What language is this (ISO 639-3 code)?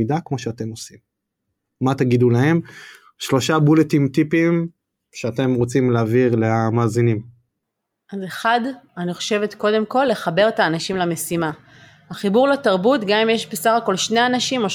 heb